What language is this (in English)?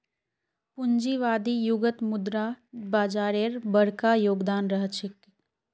Magahi